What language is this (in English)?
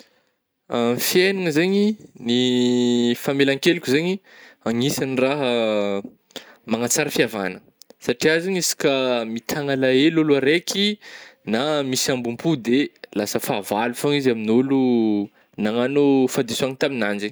Northern Betsimisaraka Malagasy